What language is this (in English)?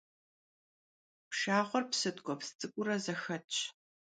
Kabardian